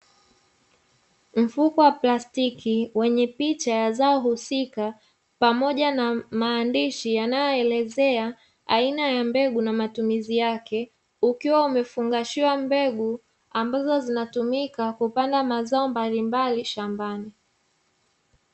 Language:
Swahili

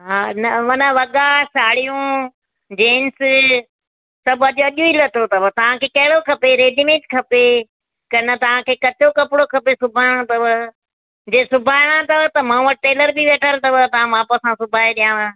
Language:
Sindhi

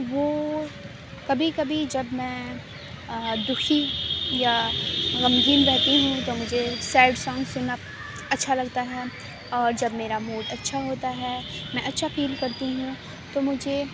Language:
Urdu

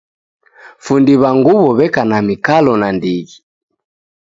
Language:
Taita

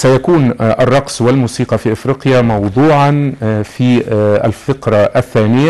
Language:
Arabic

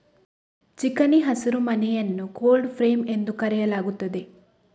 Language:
Kannada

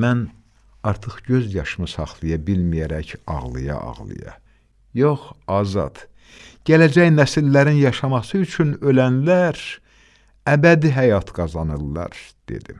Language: Turkish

